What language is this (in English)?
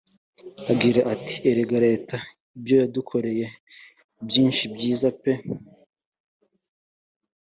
Kinyarwanda